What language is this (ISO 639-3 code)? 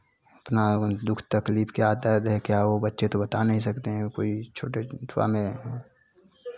hin